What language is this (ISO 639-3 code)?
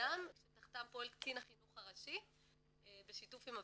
heb